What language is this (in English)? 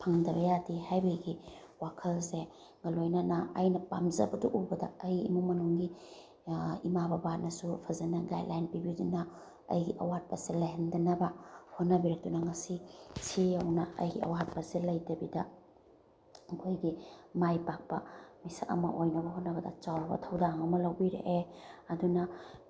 Manipuri